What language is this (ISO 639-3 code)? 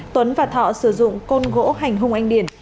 vie